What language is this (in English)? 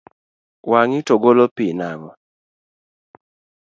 Luo (Kenya and Tanzania)